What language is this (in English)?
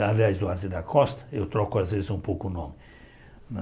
Portuguese